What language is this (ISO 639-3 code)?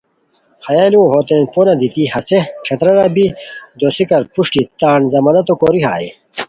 khw